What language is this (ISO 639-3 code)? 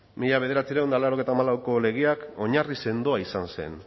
eus